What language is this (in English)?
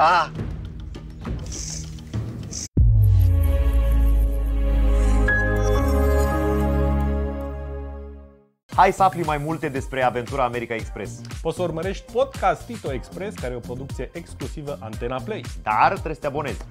Romanian